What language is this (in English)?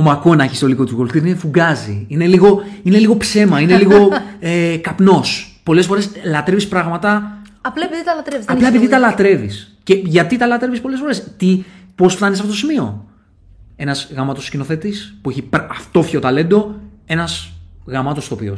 Greek